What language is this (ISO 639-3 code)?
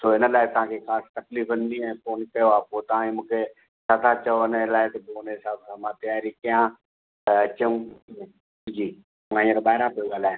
snd